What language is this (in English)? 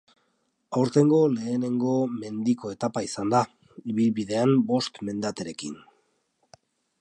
Basque